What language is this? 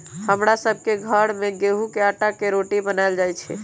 Magahi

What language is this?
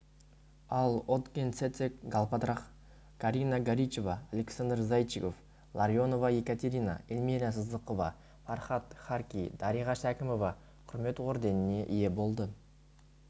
Kazakh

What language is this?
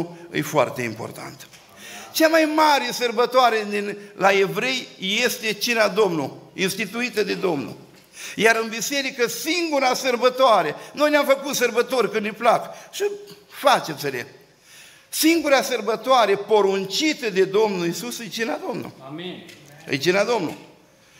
Romanian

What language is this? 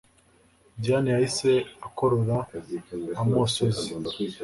Kinyarwanda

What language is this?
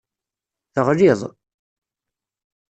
Kabyle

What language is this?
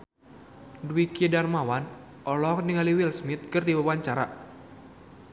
Sundanese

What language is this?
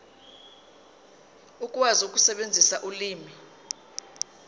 Zulu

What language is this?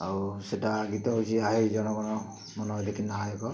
Odia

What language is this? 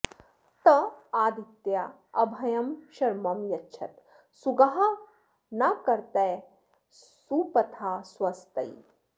Sanskrit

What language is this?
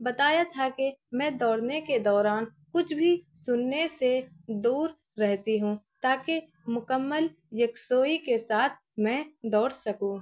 Urdu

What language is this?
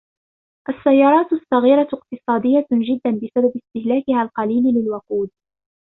Arabic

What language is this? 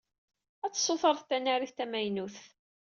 Kabyle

